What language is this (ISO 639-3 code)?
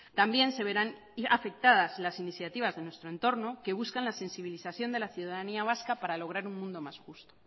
spa